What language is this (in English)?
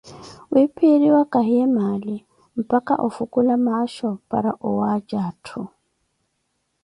Koti